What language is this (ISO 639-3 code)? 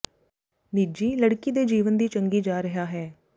pan